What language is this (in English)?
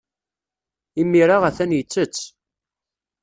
Kabyle